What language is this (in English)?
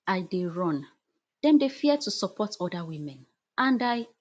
Nigerian Pidgin